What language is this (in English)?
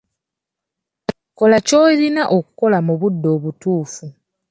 Ganda